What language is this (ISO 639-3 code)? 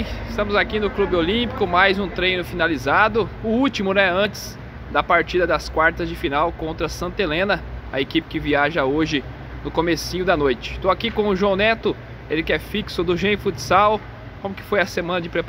por